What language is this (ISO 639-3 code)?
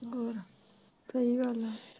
pan